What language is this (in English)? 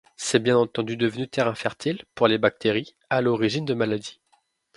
French